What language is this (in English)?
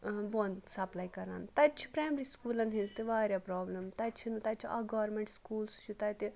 Kashmiri